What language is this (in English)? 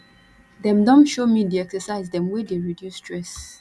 Nigerian Pidgin